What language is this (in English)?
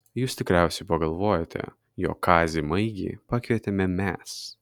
Lithuanian